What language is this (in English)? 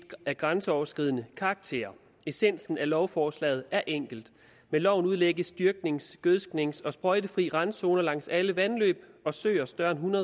Danish